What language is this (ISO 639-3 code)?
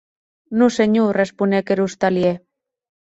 oci